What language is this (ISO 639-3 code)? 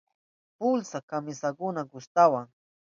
qup